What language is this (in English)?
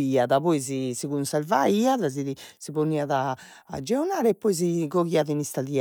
Sardinian